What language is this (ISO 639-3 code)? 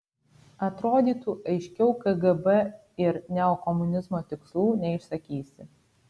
lit